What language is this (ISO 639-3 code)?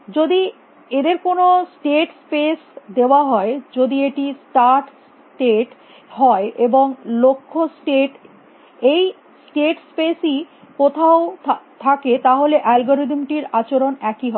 ben